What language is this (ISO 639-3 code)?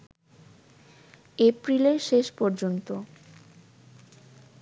ben